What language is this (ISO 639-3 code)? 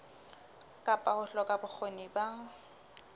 sot